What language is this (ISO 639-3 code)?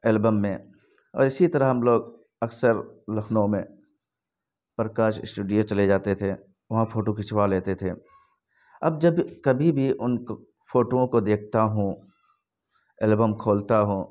urd